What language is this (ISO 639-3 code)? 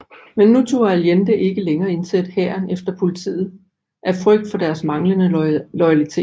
dan